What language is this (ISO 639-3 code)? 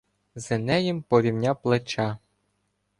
ukr